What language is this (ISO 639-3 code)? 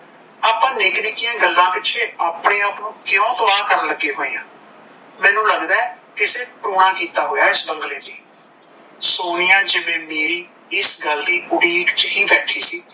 pan